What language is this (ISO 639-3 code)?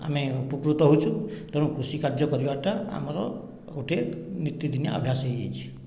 ori